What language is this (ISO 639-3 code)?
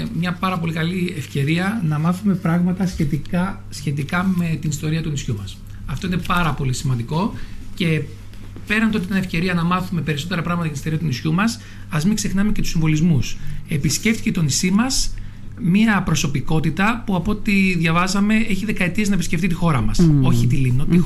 ell